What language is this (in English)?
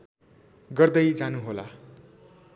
Nepali